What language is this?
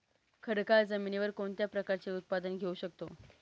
Marathi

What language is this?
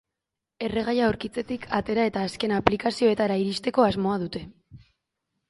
Basque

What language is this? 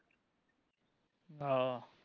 Punjabi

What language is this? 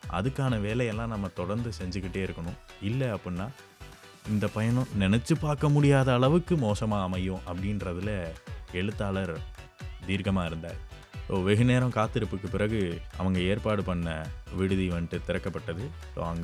Tamil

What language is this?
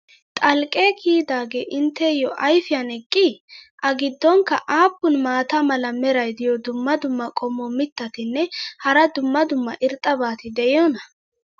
Wolaytta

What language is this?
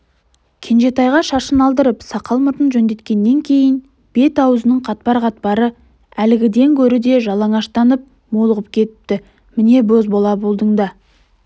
Kazakh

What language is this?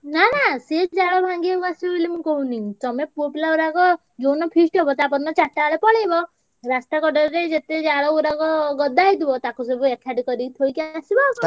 Odia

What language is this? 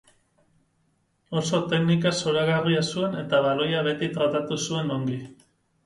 Basque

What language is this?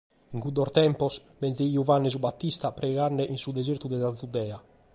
Sardinian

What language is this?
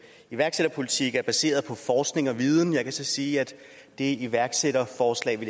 Danish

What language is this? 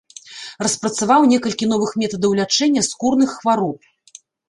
Belarusian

